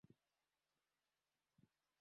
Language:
Swahili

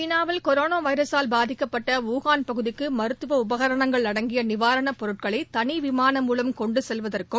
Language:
Tamil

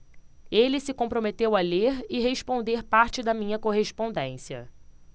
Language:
Portuguese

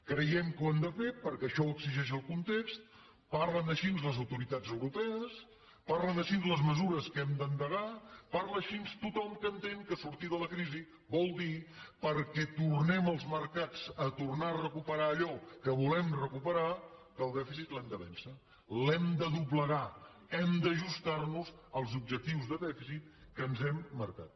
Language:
Catalan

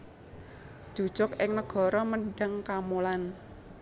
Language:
Javanese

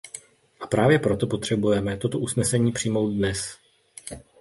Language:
Czech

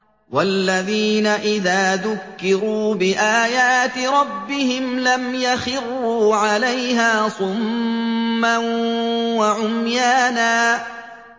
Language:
Arabic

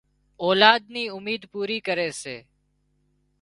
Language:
Wadiyara Koli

